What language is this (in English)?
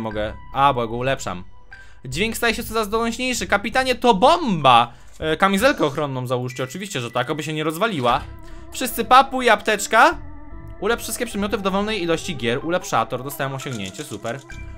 Polish